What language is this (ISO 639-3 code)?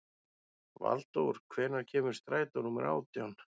isl